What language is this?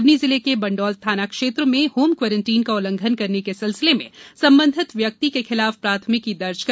Hindi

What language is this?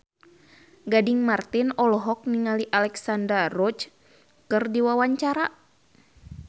Sundanese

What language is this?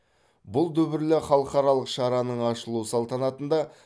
Kazakh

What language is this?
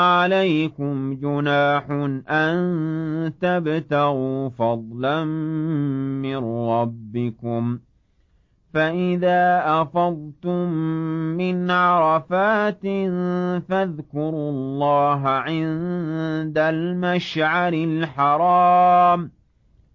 Arabic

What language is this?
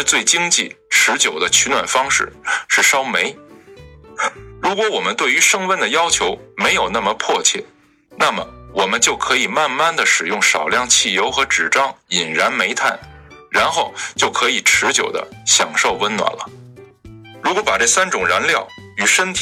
Chinese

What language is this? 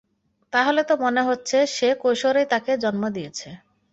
Bangla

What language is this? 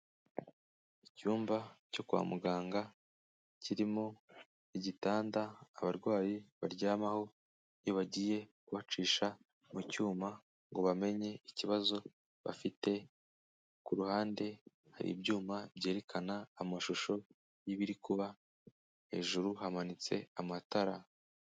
Kinyarwanda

